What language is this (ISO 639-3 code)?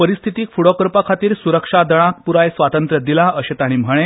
kok